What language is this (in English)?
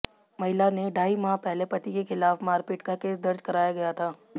Hindi